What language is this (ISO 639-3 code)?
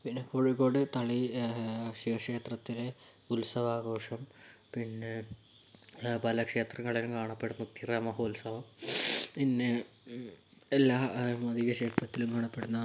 mal